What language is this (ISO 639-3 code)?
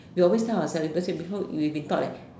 eng